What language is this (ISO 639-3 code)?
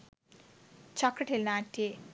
sin